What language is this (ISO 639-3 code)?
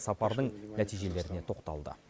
kaz